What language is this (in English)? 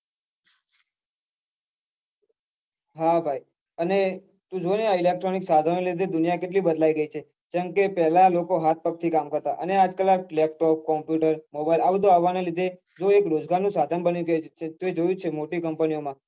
Gujarati